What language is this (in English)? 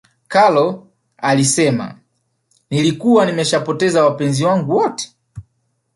Swahili